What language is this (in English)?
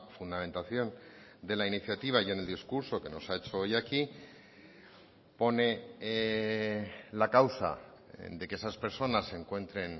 Spanish